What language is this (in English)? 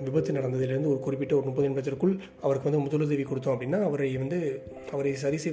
Tamil